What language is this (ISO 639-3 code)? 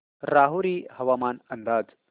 mar